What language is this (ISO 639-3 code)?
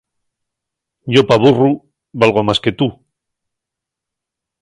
ast